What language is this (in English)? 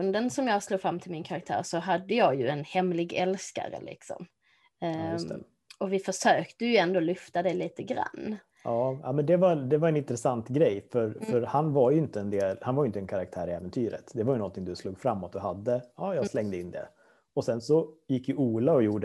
Swedish